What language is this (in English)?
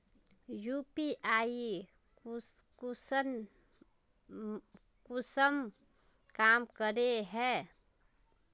Magahi